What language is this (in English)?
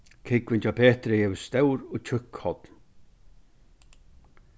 Faroese